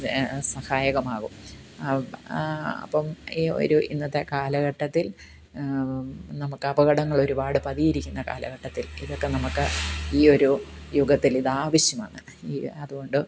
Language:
Malayalam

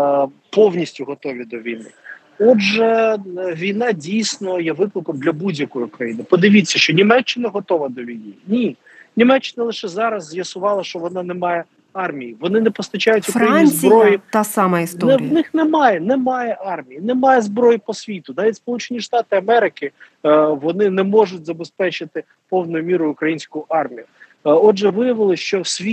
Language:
Ukrainian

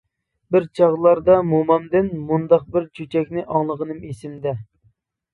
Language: Uyghur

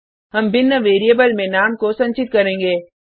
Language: Hindi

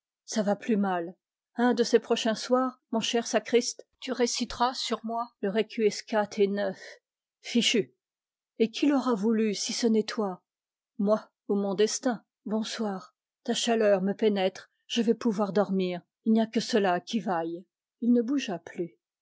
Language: French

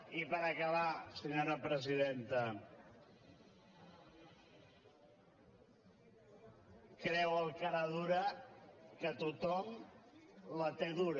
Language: Catalan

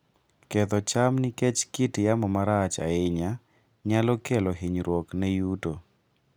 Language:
Luo (Kenya and Tanzania)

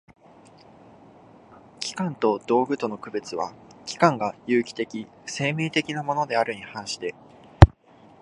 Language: Japanese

